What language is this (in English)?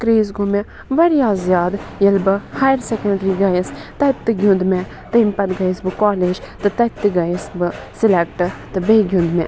Kashmiri